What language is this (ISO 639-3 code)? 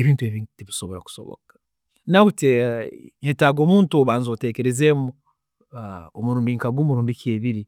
ttj